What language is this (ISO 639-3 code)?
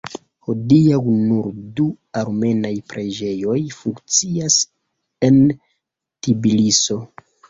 epo